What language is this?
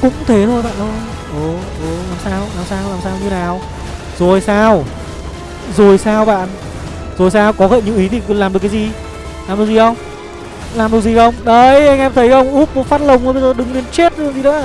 Vietnamese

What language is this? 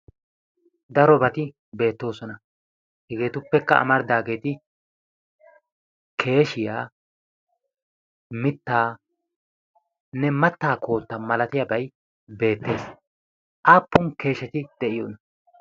Wolaytta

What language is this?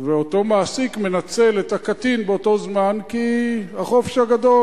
Hebrew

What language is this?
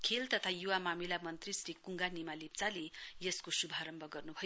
Nepali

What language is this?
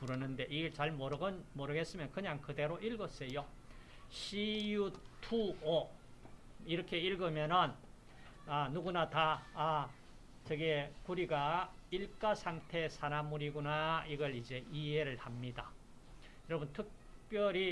Korean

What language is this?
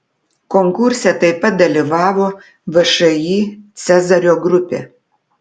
Lithuanian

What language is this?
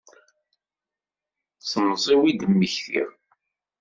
Kabyle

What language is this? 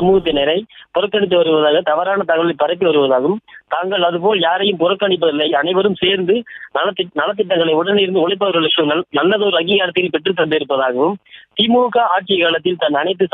Tamil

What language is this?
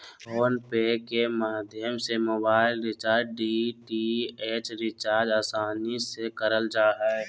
Magahi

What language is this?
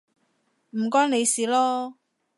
Cantonese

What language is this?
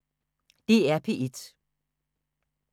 Danish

